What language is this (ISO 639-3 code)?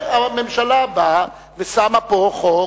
heb